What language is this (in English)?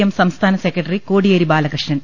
Malayalam